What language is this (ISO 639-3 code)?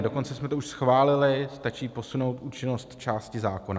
ces